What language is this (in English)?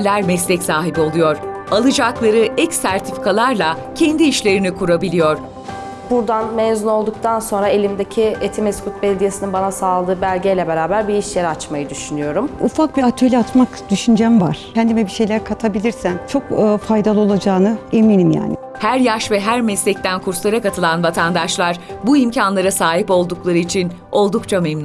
Turkish